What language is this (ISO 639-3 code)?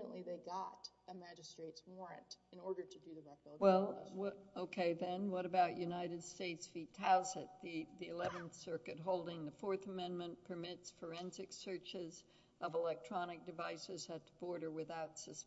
eng